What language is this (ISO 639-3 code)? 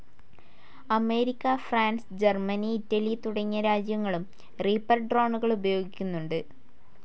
mal